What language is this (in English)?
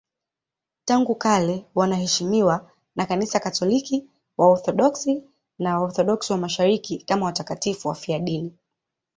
Swahili